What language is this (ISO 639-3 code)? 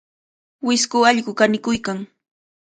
qvl